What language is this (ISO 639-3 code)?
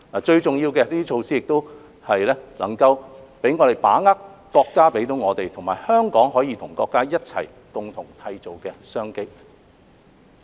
yue